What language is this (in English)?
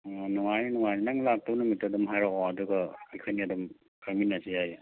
Manipuri